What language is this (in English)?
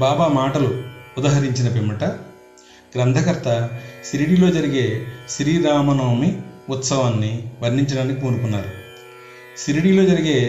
Telugu